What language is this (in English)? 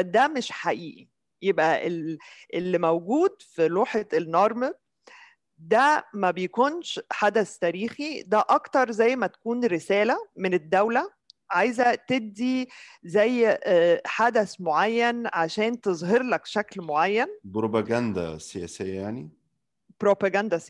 Arabic